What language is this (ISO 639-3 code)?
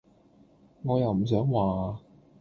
yue